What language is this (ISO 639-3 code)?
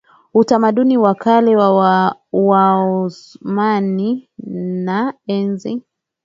swa